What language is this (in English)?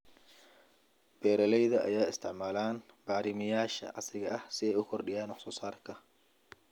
Somali